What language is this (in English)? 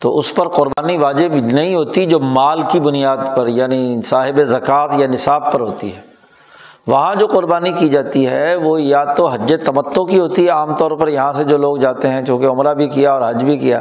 Urdu